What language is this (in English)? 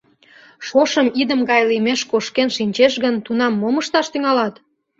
Mari